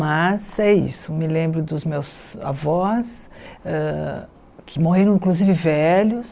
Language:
Portuguese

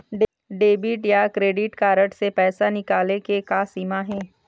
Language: Chhattisgarhi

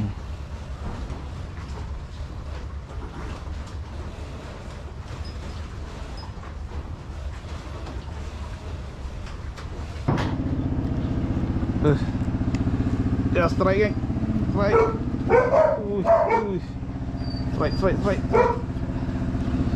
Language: Malay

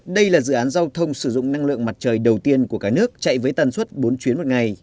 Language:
Vietnamese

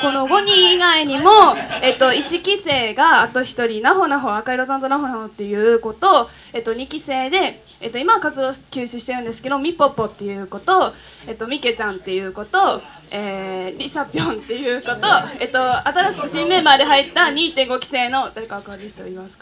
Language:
Japanese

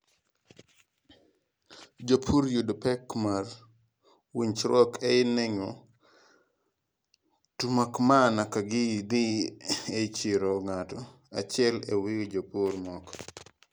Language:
Luo (Kenya and Tanzania)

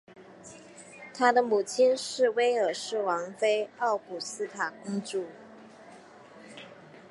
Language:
Chinese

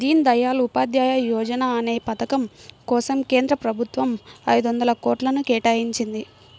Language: Telugu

